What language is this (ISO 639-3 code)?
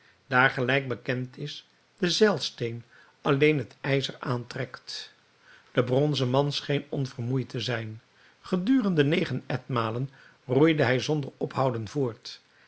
nld